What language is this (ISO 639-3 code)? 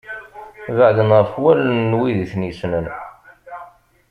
kab